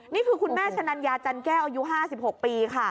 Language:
Thai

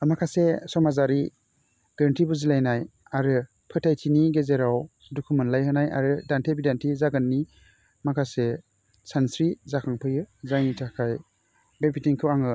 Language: Bodo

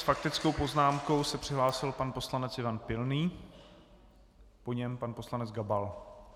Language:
Czech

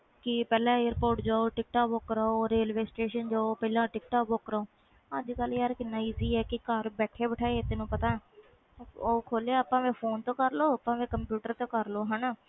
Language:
Punjabi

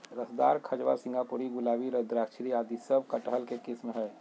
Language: Magahi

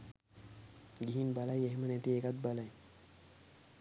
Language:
Sinhala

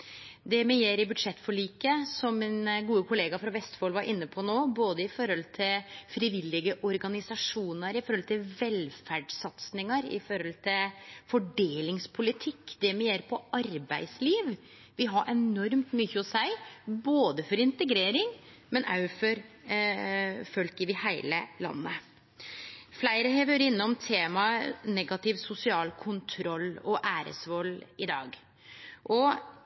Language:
Norwegian Nynorsk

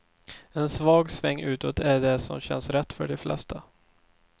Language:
Swedish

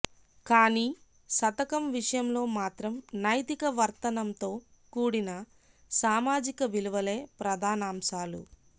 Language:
Telugu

